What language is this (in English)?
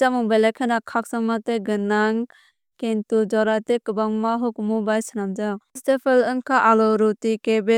Kok Borok